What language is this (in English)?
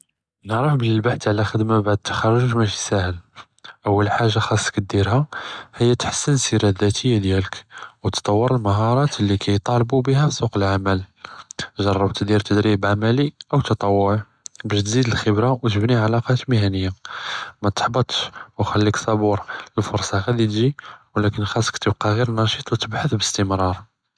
Judeo-Arabic